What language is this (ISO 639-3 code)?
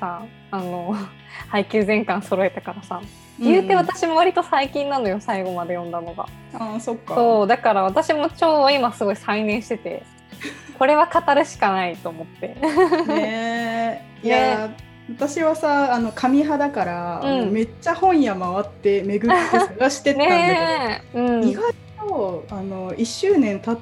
jpn